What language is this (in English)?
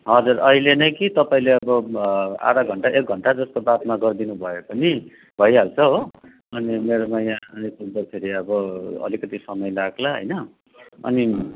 Nepali